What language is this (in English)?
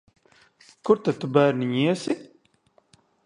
Latvian